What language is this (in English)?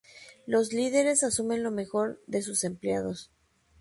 Spanish